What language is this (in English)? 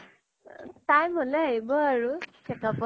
Assamese